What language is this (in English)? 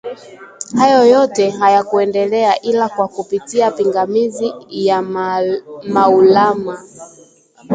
Swahili